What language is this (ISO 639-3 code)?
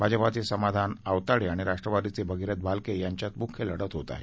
mar